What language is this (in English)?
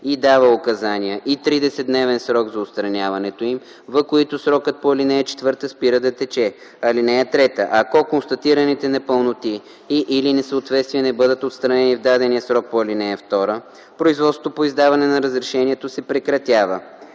Bulgarian